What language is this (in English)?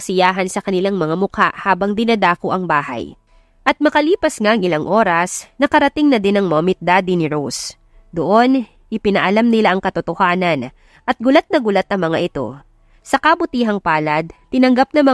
Filipino